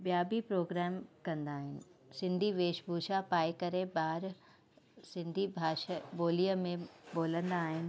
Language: Sindhi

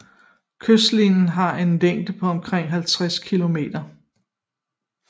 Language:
Danish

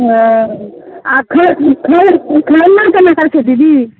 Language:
Maithili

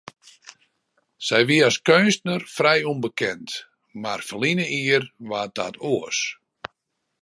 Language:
Western Frisian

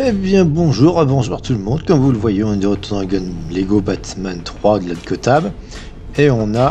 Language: French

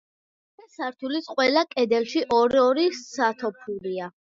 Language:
Georgian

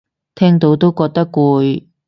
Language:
Cantonese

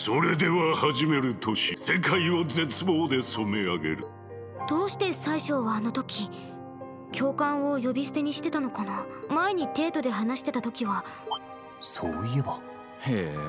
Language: Japanese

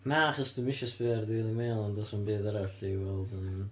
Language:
Welsh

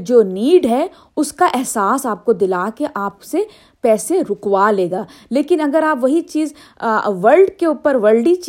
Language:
Urdu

